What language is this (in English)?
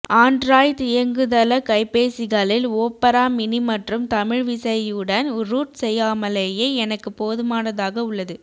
Tamil